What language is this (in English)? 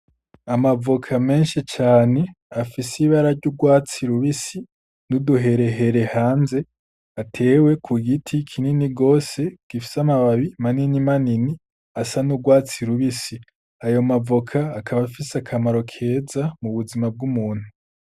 Rundi